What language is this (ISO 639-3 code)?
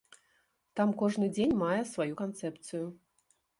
bel